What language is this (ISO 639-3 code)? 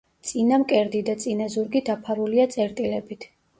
kat